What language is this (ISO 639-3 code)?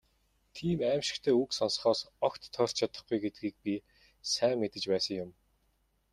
mon